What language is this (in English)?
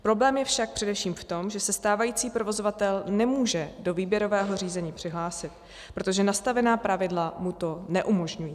Czech